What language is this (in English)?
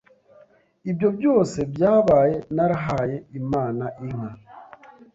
Kinyarwanda